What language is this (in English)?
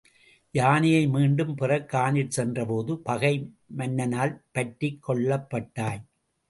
Tamil